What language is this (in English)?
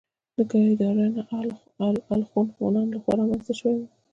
Pashto